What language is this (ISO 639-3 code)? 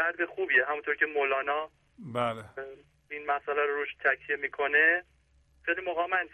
fas